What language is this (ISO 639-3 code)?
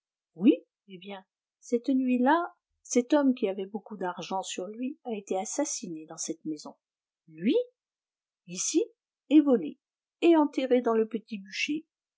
fra